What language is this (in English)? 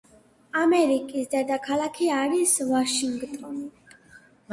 Georgian